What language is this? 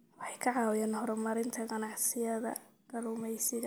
Somali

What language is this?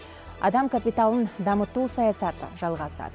Kazakh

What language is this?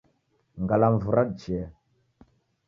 Taita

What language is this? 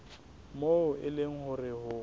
Southern Sotho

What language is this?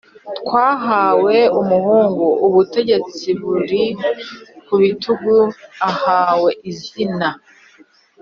Kinyarwanda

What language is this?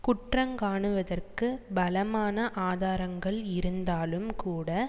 Tamil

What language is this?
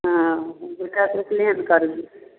Maithili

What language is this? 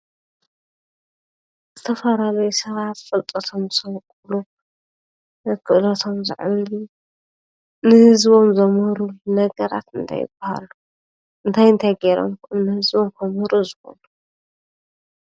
Tigrinya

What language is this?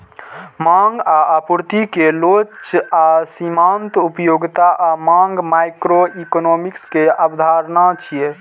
Maithili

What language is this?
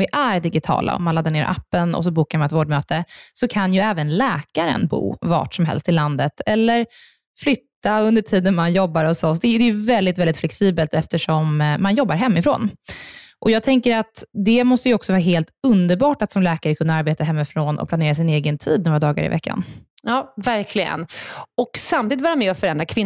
Swedish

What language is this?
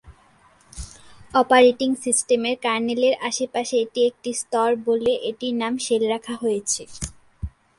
Bangla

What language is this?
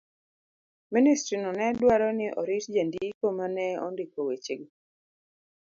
Luo (Kenya and Tanzania)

